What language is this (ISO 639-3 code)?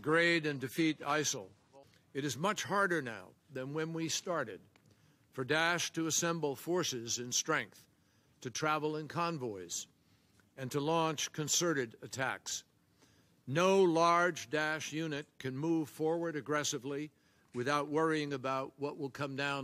nld